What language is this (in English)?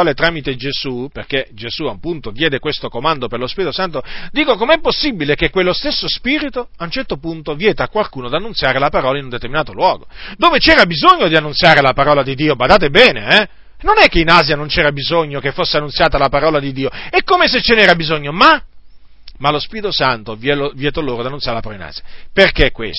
Italian